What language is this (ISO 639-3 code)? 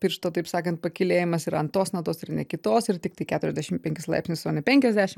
lit